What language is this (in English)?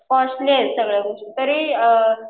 Marathi